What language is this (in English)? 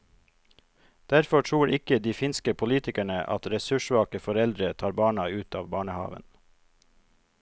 Norwegian